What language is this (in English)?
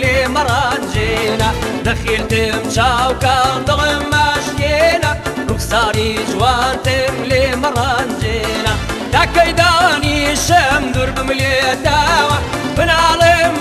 Arabic